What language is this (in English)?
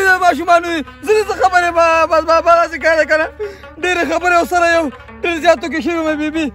Arabic